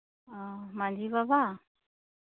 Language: Santali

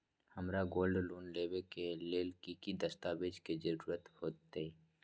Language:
Magahi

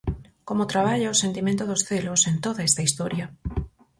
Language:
Galician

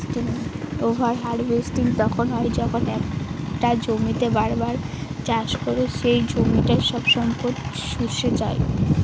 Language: Bangla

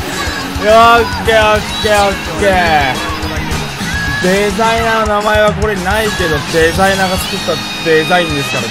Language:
Japanese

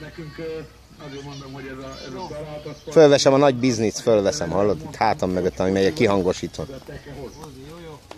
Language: Hungarian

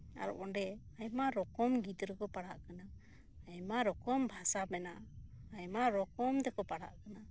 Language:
Santali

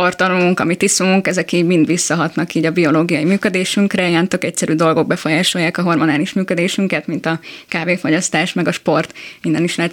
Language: Hungarian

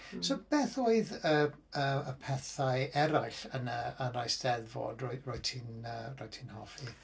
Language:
Welsh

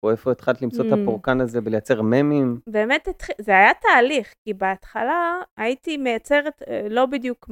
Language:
Hebrew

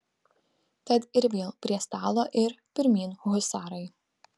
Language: Lithuanian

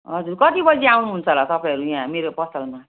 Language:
Nepali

